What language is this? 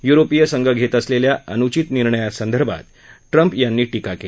Marathi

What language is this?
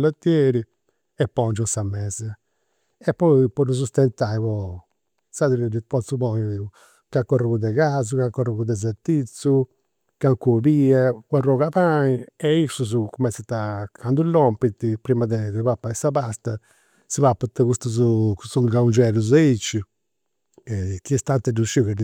Campidanese Sardinian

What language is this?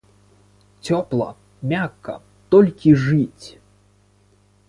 Belarusian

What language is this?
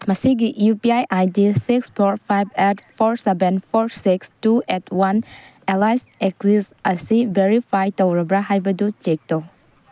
Manipuri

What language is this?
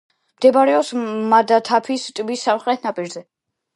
Georgian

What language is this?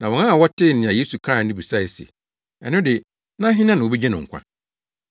Akan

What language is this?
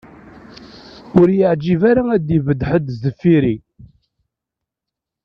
Kabyle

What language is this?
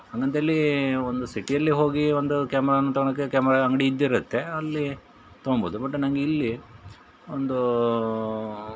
Kannada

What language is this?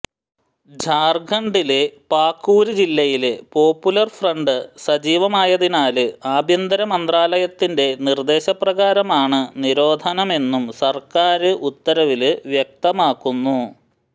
Malayalam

